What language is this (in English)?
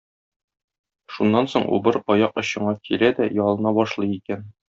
Tatar